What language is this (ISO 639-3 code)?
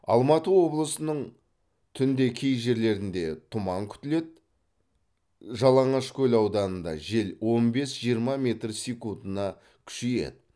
kaz